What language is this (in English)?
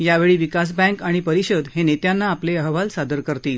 Marathi